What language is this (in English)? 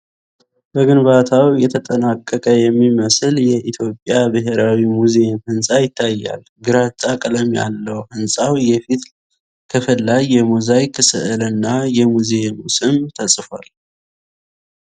Amharic